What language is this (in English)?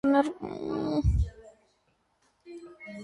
Armenian